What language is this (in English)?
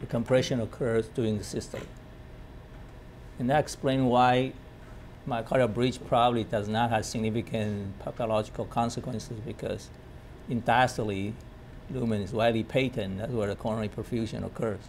English